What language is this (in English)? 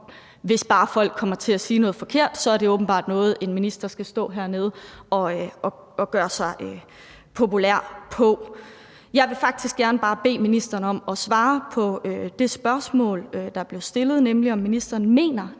Danish